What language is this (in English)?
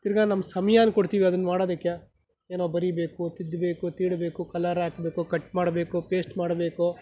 Kannada